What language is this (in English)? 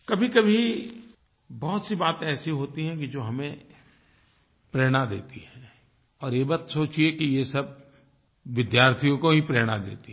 Hindi